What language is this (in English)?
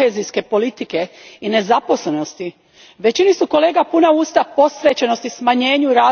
Croatian